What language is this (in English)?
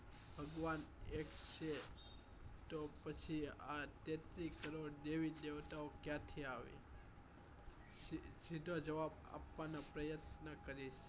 Gujarati